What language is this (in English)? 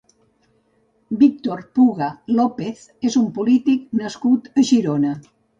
Catalan